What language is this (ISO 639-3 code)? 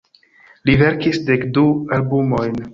epo